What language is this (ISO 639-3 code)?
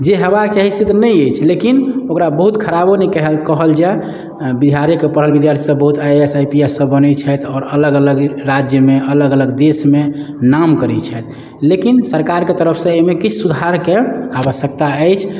mai